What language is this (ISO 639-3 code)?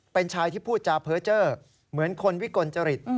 tha